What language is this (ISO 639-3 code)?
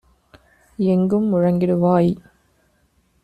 tam